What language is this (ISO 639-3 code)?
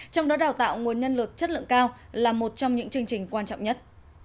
vie